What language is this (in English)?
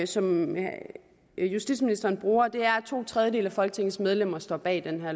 Danish